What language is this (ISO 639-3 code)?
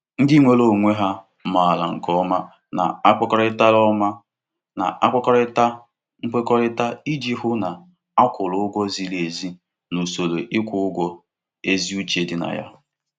ibo